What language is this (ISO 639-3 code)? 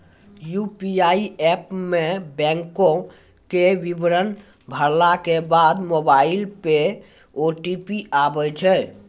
mai